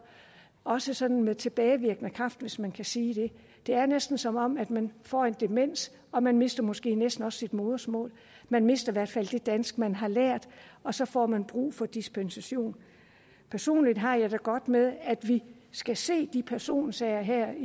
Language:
Danish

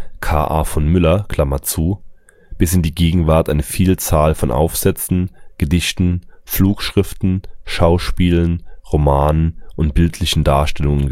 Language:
German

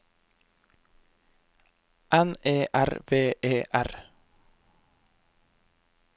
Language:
Norwegian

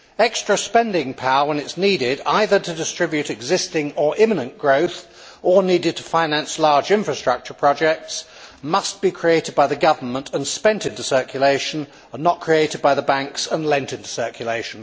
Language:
English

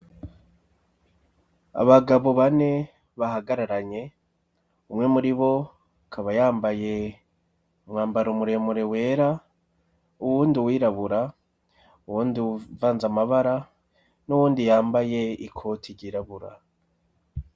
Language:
Rundi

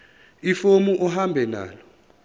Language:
Zulu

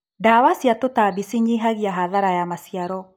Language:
Kikuyu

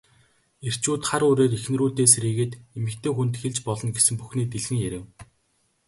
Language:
Mongolian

